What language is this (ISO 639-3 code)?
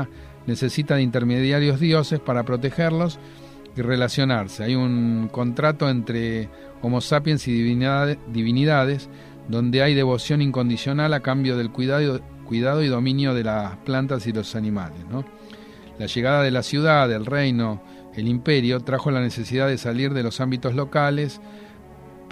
spa